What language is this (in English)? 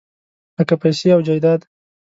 Pashto